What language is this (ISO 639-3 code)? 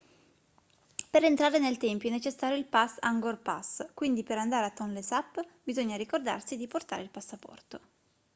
ita